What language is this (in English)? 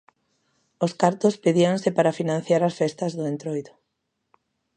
Galician